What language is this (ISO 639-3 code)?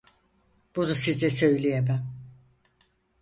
tur